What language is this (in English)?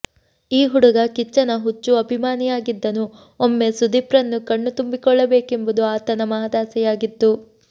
Kannada